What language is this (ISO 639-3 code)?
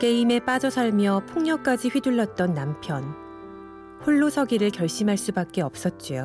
kor